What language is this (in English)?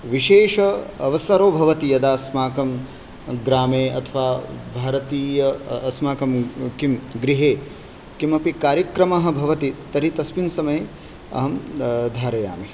Sanskrit